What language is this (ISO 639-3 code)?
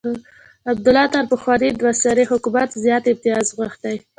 pus